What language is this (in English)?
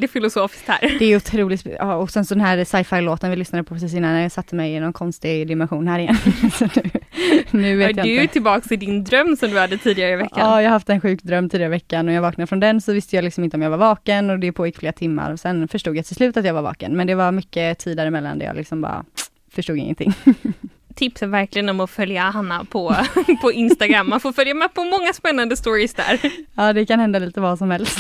Swedish